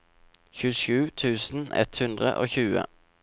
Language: Norwegian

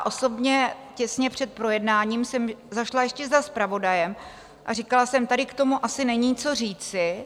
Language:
Czech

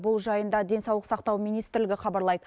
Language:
Kazakh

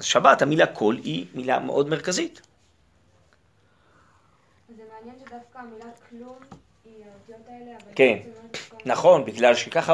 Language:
Hebrew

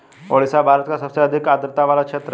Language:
Hindi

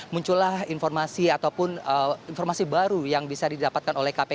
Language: Indonesian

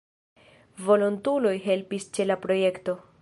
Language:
Esperanto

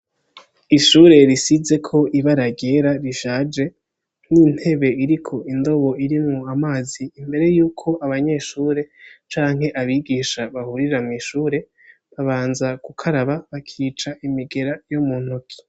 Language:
Rundi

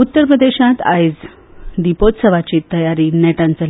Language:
Konkani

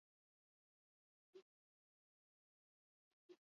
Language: Basque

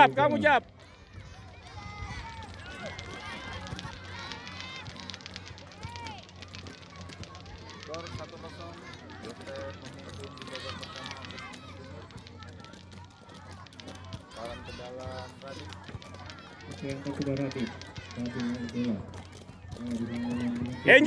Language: Indonesian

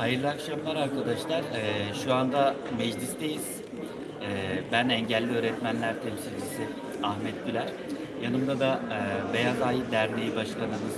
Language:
Turkish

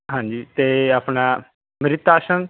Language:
Punjabi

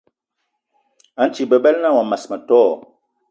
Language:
Eton (Cameroon)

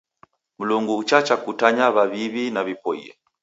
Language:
Taita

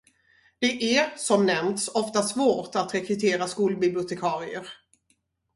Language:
Swedish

